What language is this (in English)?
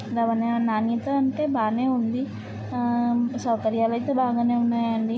Telugu